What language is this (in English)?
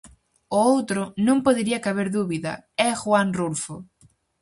Galician